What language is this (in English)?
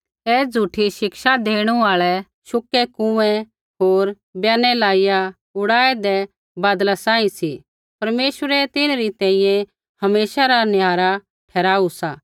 Kullu Pahari